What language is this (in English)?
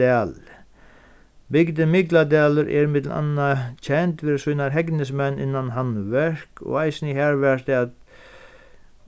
Faroese